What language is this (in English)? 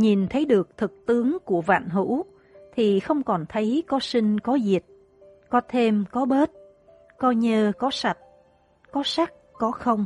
Vietnamese